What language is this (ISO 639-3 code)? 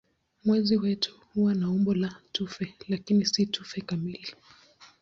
swa